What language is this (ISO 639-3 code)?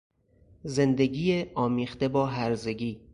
fas